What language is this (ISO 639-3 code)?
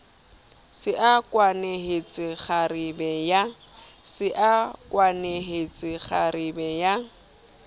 sot